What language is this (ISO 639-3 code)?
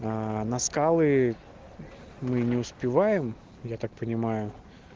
rus